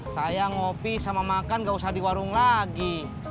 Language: Indonesian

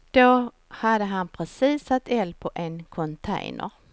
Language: Swedish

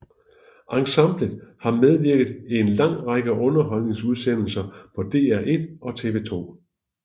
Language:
Danish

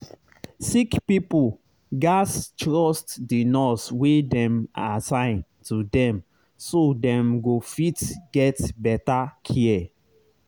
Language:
Nigerian Pidgin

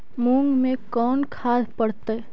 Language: Magahi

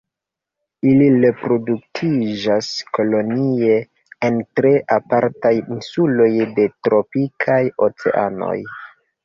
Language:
Esperanto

